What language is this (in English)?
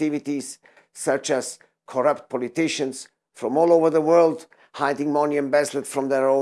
English